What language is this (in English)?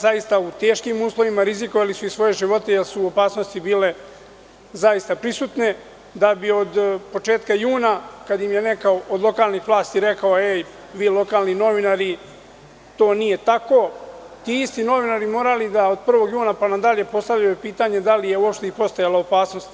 Serbian